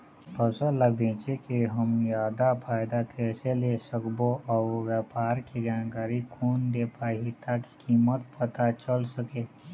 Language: Chhattisgarhi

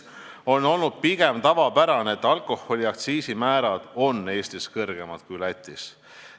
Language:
Estonian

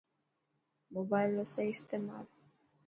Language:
Dhatki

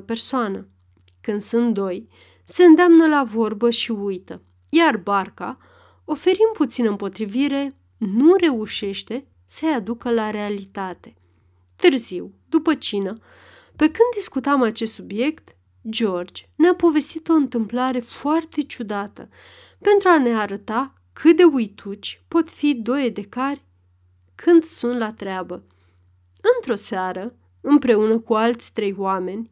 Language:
Romanian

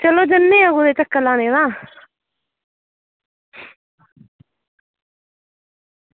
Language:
Dogri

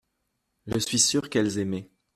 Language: French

